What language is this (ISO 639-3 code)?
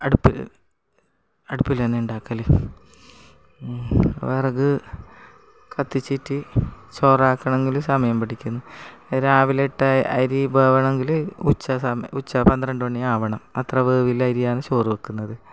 mal